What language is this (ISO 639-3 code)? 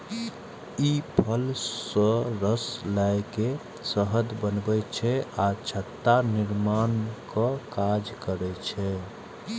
mai